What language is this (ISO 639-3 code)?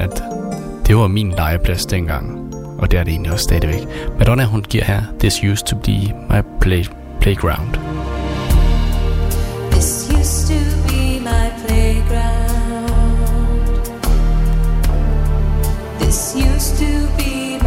dan